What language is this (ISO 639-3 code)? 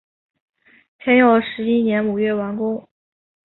zho